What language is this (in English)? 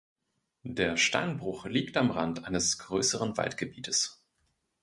German